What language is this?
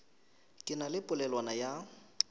Northern Sotho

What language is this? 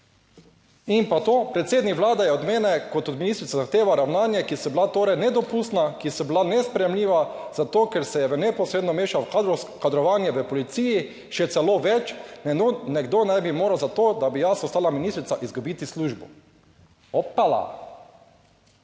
Slovenian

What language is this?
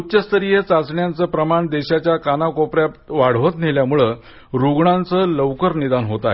Marathi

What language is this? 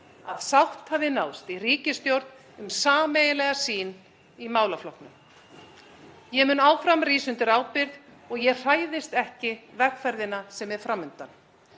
Icelandic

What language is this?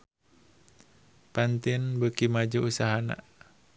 Sundanese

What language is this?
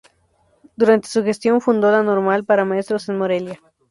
Spanish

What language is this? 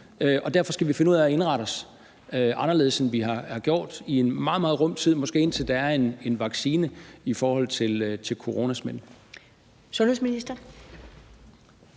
Danish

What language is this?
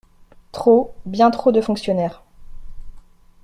French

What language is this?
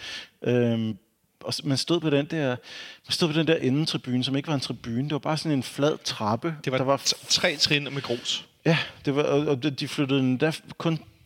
Danish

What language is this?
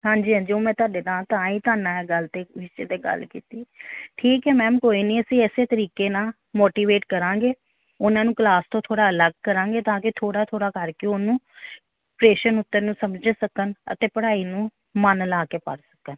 Punjabi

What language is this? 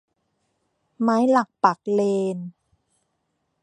Thai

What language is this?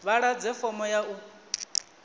Venda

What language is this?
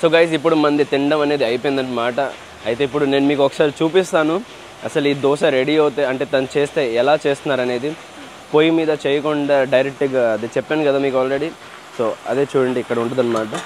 Telugu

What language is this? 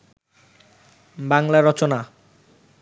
Bangla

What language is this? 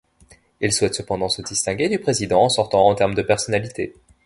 French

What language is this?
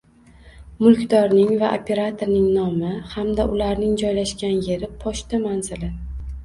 Uzbek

